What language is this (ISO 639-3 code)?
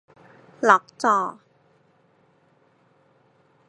tha